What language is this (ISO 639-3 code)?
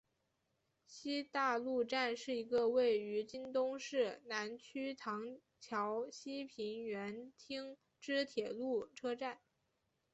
zho